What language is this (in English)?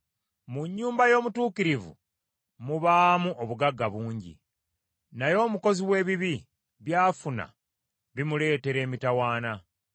Ganda